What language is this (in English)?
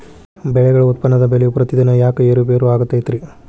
Kannada